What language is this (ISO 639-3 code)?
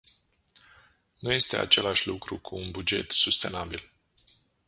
ron